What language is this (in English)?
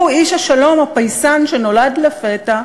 Hebrew